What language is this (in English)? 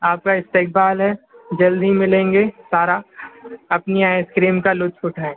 Urdu